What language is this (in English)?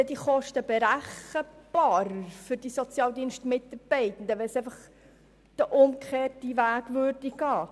Swiss German